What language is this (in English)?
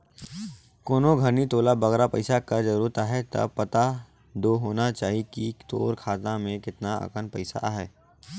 Chhattisgarhi